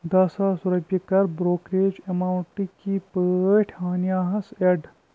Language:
Kashmiri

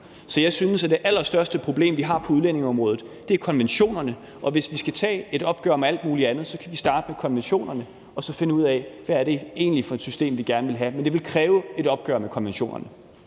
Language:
Danish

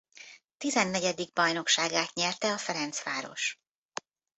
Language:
Hungarian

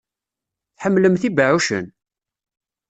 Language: Kabyle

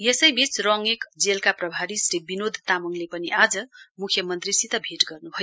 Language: Nepali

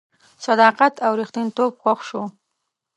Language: Pashto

